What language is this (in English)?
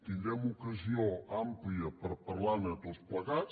Catalan